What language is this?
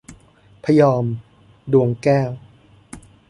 Thai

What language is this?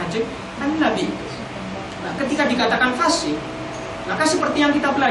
Indonesian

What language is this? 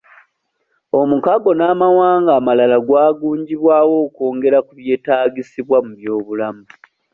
Ganda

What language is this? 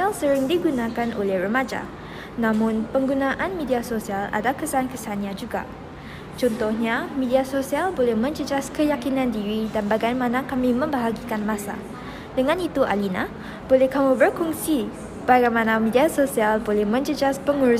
Malay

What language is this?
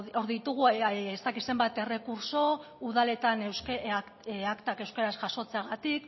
Basque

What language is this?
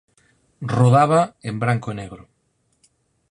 Galician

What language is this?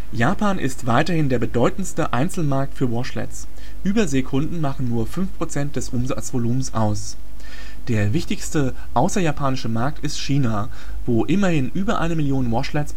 German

